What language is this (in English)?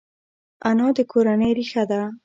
Pashto